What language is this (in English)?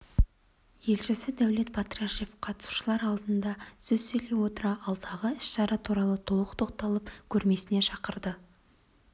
Kazakh